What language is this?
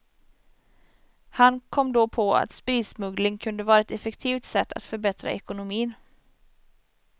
Swedish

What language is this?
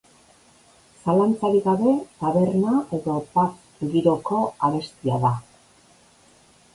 Basque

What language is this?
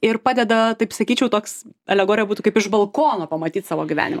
Lithuanian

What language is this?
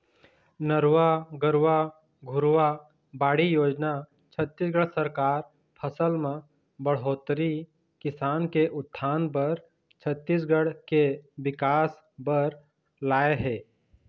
Chhattisgarhi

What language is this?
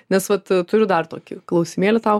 Lithuanian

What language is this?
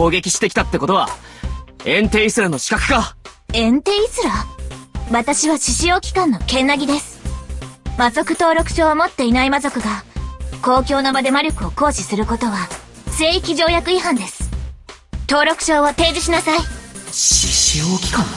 Japanese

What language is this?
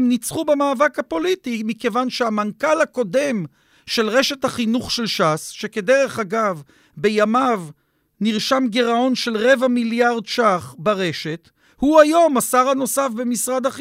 Hebrew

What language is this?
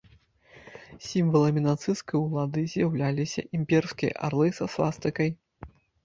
Belarusian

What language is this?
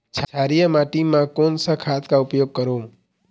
Chhattisgarhi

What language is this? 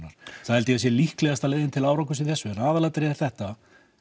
Icelandic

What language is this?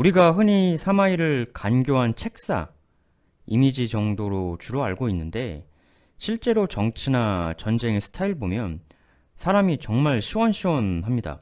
Korean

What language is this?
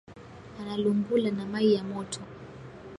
Swahili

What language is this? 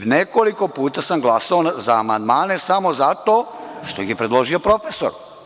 Serbian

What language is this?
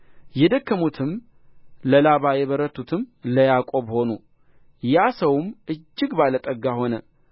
Amharic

